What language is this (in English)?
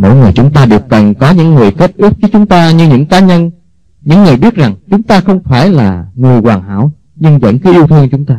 Vietnamese